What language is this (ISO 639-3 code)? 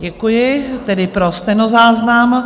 ces